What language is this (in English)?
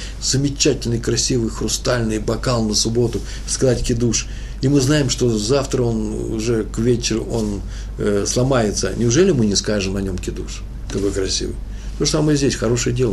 Russian